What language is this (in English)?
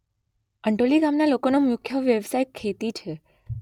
Gujarati